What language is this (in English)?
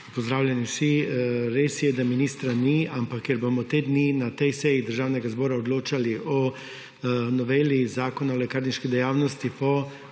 Slovenian